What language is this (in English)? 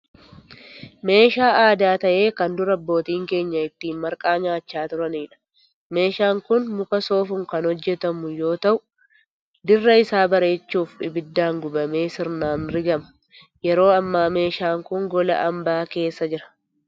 Oromo